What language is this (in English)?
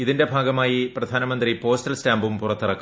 Malayalam